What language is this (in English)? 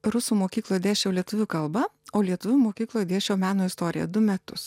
Lithuanian